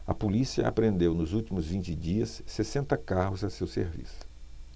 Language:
Portuguese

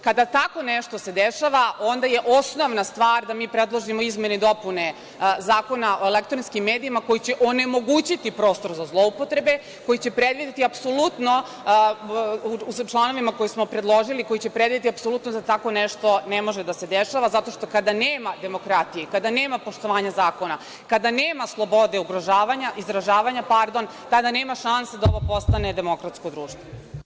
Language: Serbian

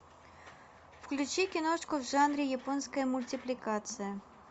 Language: Russian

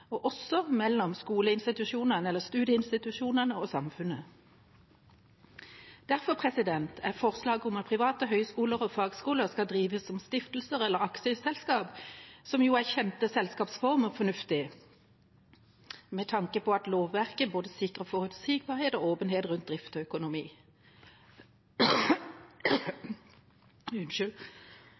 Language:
Norwegian Bokmål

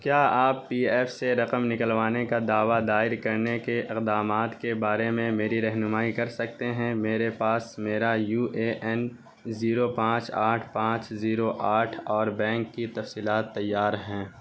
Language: Urdu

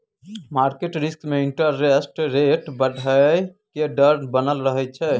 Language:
Maithili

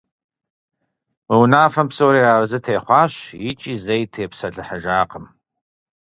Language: Kabardian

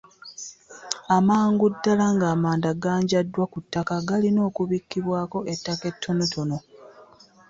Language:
Ganda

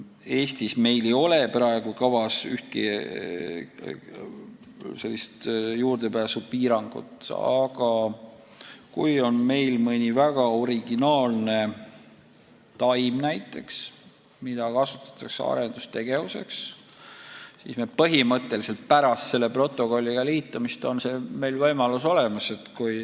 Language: Estonian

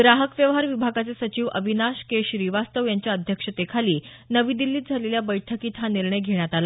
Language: Marathi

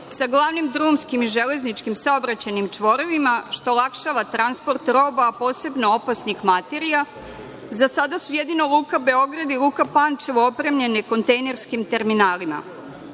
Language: Serbian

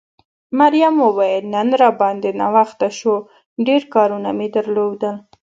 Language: Pashto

